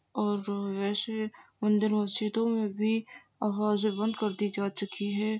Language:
Urdu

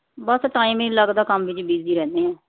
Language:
Punjabi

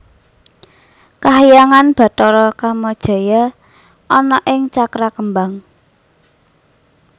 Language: Javanese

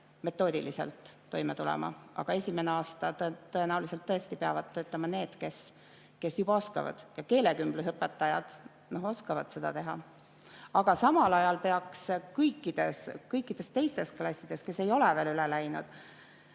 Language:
Estonian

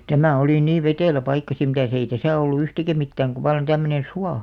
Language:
Finnish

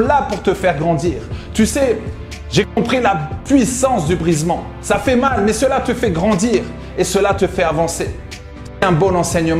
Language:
French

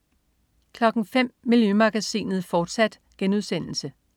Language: Danish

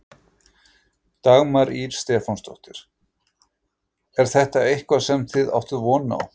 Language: Icelandic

